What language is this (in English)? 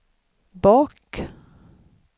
Swedish